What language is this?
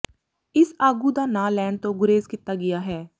Punjabi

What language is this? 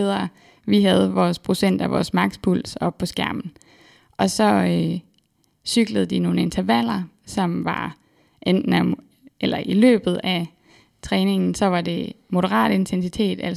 Danish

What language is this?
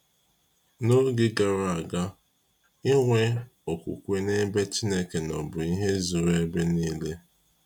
Igbo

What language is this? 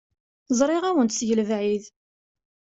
Kabyle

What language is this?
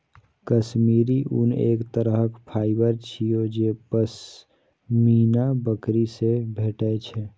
Maithili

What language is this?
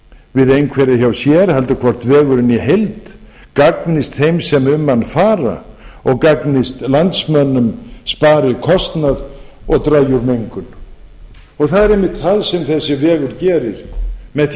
Icelandic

